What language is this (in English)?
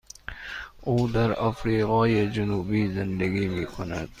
Persian